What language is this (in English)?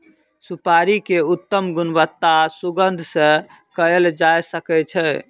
Maithili